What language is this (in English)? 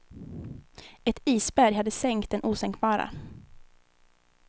Swedish